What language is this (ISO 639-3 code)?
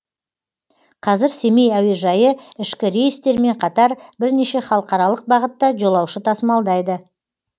kaz